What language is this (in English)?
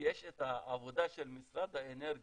Hebrew